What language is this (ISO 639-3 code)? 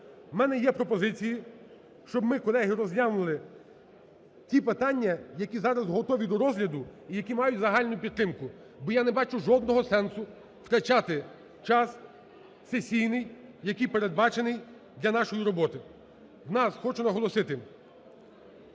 ukr